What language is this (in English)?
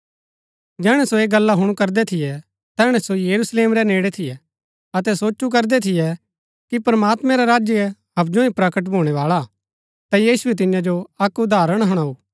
Gaddi